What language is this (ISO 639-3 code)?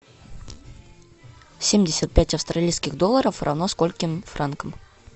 rus